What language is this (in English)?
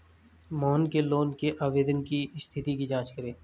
Hindi